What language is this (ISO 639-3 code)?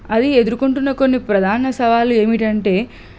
tel